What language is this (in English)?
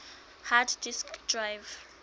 Southern Sotho